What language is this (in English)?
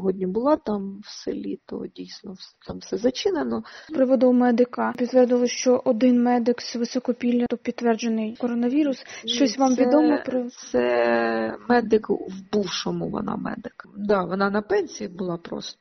Ukrainian